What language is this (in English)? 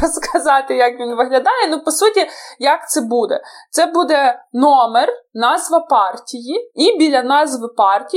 Ukrainian